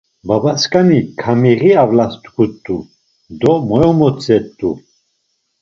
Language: Laz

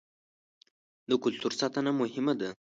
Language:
Pashto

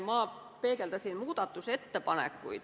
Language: Estonian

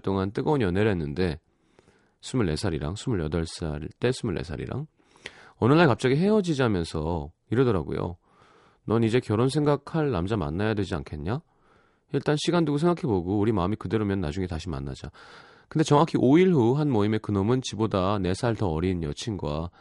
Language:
Korean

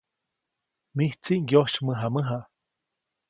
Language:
Copainalá Zoque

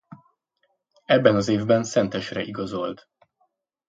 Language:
Hungarian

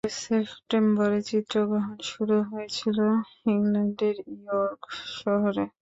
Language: Bangla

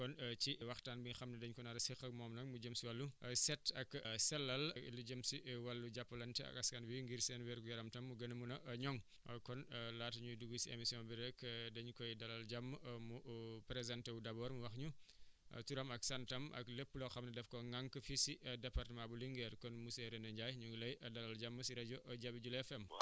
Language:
Wolof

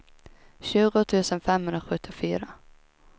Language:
Swedish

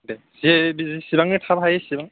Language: Bodo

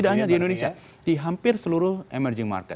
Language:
Indonesian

